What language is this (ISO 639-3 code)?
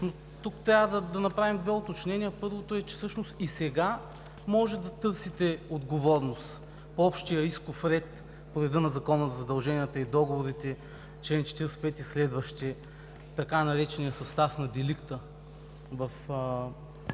bul